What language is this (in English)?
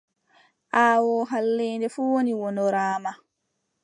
Adamawa Fulfulde